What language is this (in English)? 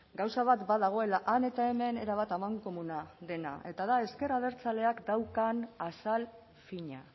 Basque